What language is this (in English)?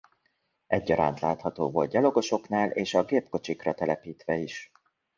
Hungarian